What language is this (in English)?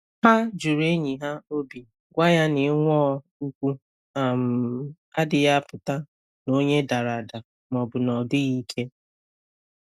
Igbo